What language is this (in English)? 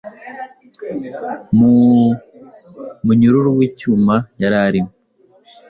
Kinyarwanda